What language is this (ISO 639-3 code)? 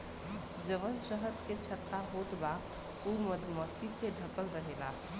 bho